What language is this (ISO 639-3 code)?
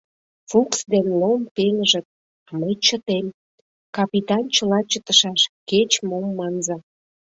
chm